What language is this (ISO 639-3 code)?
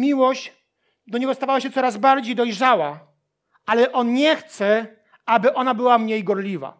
pol